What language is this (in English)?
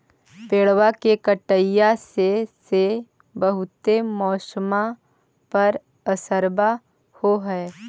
Magahi